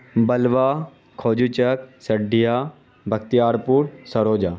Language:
Urdu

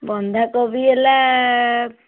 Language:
Odia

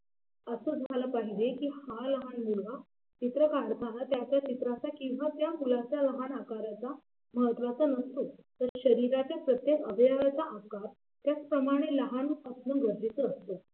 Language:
Marathi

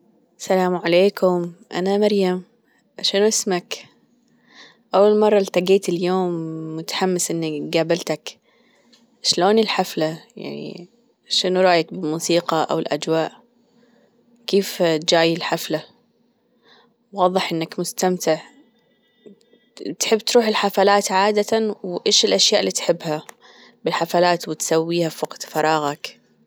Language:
Gulf Arabic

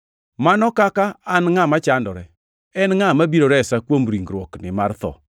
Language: Luo (Kenya and Tanzania)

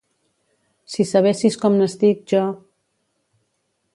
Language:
Catalan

